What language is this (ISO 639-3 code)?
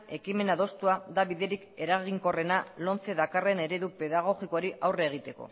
eus